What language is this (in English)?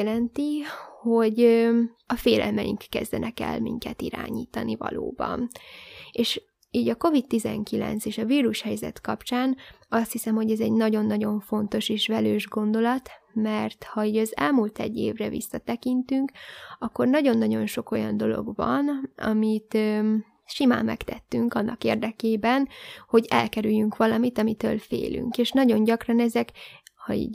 Hungarian